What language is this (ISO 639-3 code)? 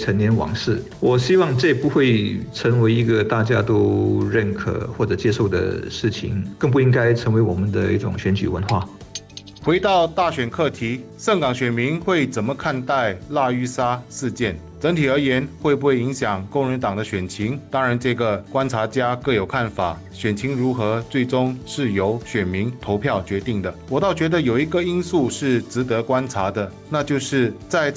zho